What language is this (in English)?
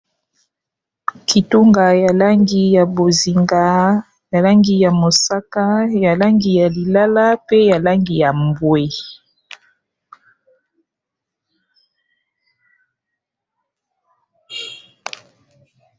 Lingala